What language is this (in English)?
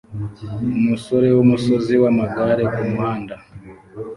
Kinyarwanda